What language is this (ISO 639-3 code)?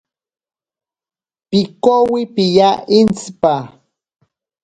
prq